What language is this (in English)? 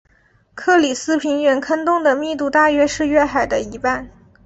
Chinese